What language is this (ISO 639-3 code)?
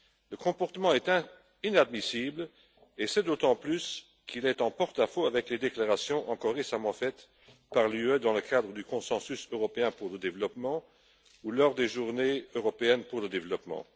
fra